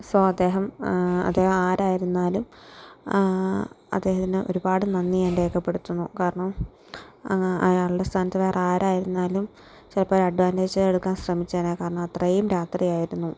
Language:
Malayalam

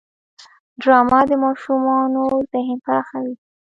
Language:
Pashto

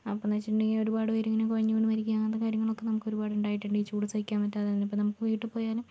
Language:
Malayalam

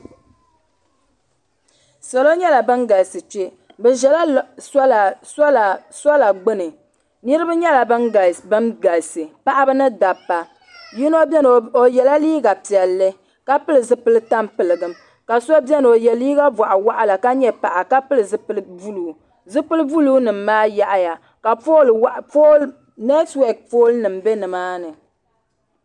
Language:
Dagbani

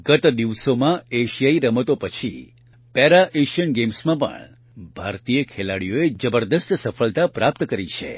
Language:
Gujarati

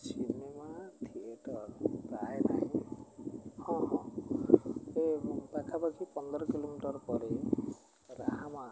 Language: Odia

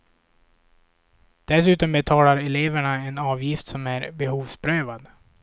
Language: Swedish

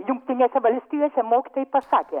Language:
Lithuanian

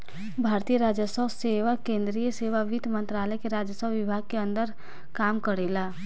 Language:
Bhojpuri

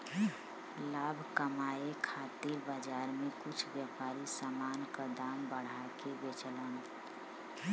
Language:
Bhojpuri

